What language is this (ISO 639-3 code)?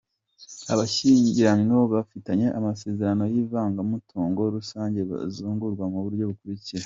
kin